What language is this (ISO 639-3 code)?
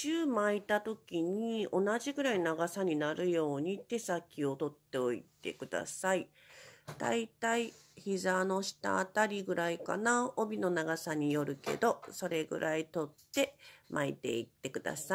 jpn